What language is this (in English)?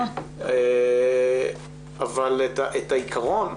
Hebrew